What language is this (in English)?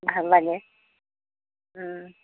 Assamese